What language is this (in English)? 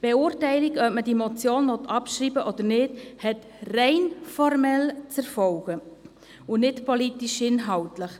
Swiss German